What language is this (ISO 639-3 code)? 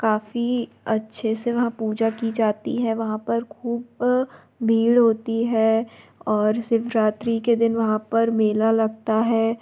hin